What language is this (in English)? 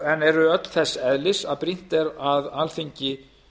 Icelandic